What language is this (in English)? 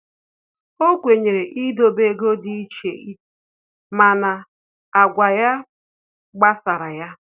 Igbo